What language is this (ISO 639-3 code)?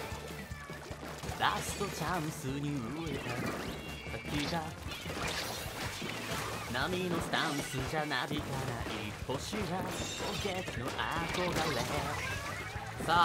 jpn